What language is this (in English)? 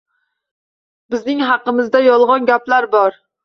Uzbek